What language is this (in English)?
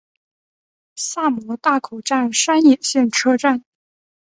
Chinese